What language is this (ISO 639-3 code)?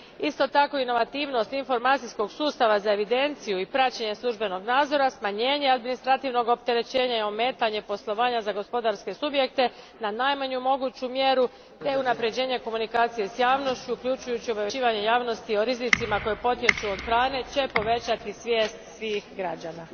hrv